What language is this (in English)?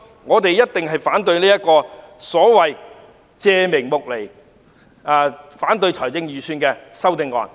Cantonese